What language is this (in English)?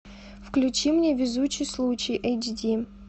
Russian